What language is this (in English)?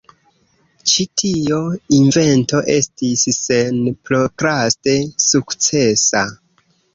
Esperanto